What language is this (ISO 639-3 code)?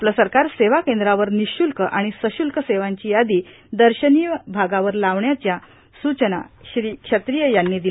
mar